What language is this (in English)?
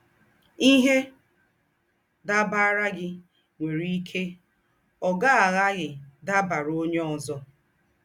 Igbo